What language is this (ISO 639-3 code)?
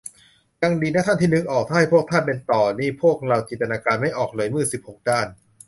tha